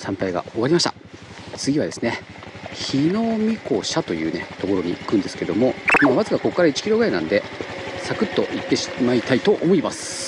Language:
Japanese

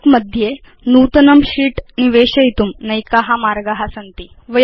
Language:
Sanskrit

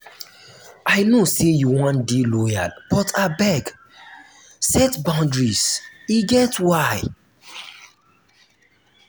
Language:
Nigerian Pidgin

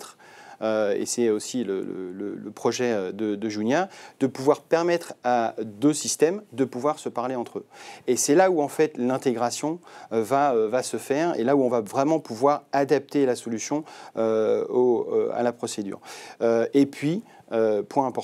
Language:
French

